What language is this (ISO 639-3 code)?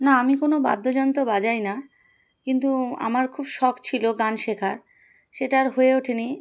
ben